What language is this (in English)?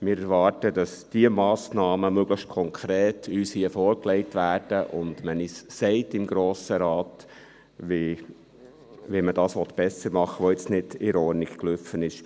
Swiss German